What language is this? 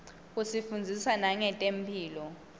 Swati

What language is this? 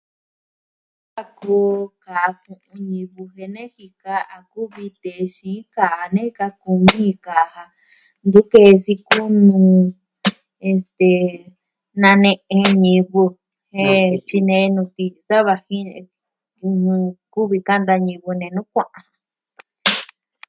Southwestern Tlaxiaco Mixtec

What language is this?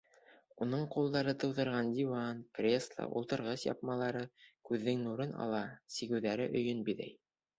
Bashkir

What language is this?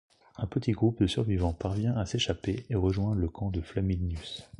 French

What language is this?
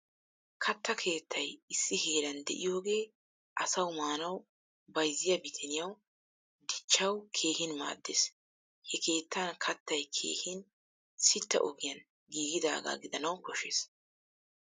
Wolaytta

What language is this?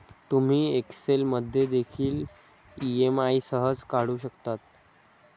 Marathi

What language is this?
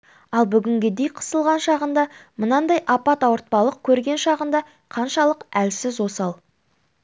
Kazakh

